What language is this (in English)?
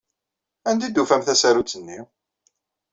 Kabyle